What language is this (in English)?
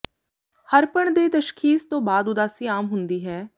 Punjabi